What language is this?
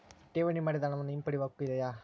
Kannada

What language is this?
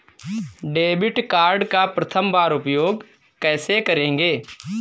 Hindi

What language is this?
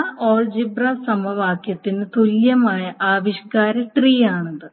Malayalam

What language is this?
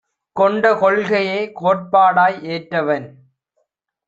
Tamil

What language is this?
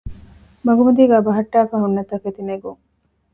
Divehi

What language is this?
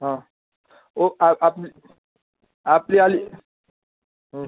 Dogri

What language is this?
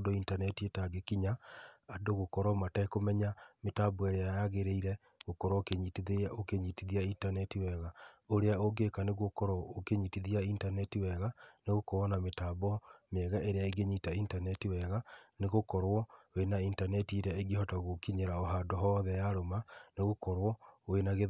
Kikuyu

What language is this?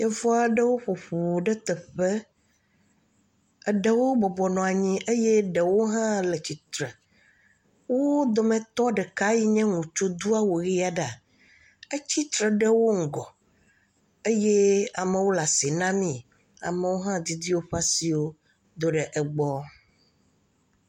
Ewe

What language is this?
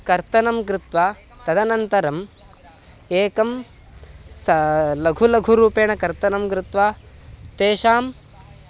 Sanskrit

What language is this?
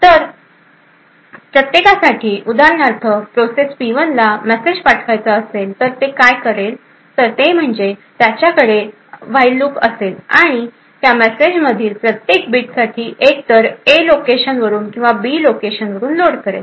Marathi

